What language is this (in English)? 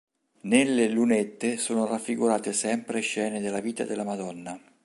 Italian